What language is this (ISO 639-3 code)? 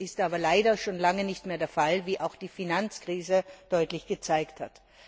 deu